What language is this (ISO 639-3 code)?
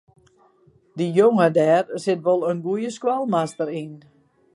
fry